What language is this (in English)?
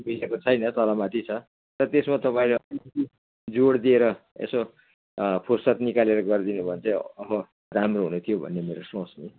Nepali